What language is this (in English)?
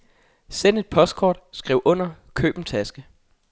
Danish